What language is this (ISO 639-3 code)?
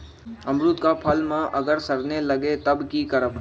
mag